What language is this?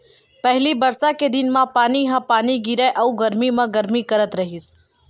Chhattisgarhi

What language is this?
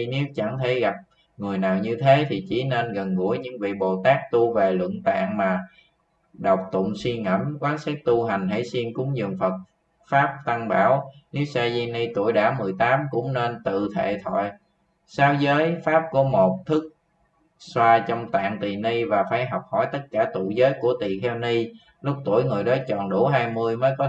Vietnamese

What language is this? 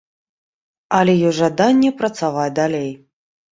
Belarusian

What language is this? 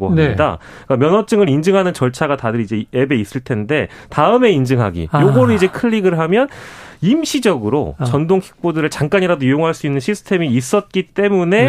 Korean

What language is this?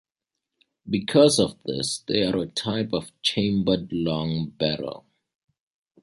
English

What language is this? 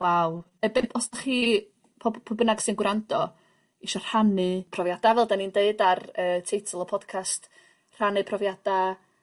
Welsh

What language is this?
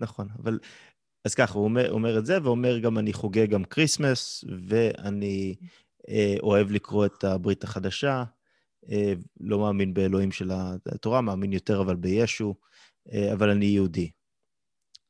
Hebrew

